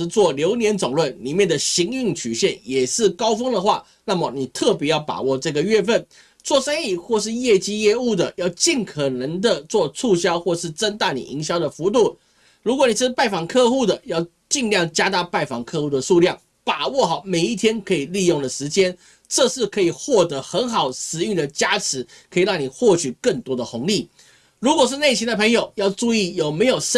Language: Chinese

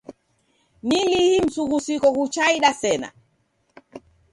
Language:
Taita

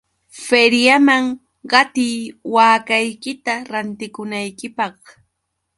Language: Yauyos Quechua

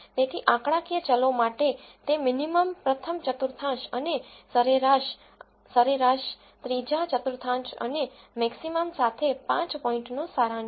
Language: Gujarati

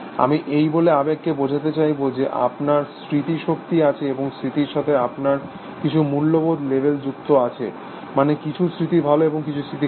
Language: Bangla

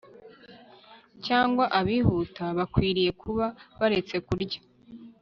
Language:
Kinyarwanda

